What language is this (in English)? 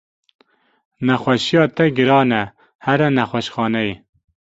Kurdish